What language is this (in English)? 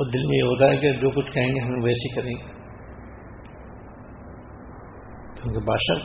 Urdu